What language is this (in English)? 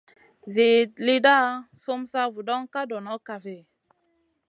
Masana